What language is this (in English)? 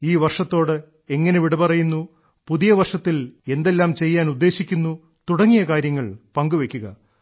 Malayalam